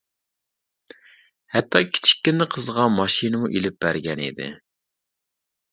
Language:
Uyghur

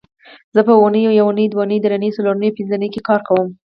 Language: Pashto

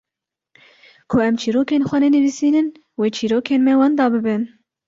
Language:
Kurdish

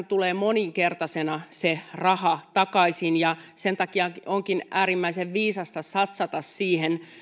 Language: Finnish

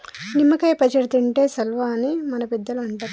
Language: Telugu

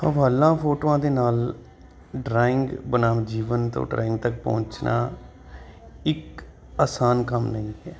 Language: Punjabi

